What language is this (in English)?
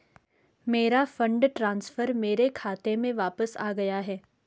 Hindi